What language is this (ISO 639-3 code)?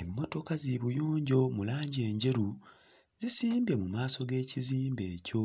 lug